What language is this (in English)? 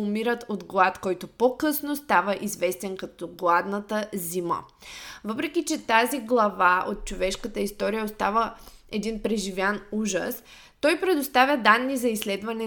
Bulgarian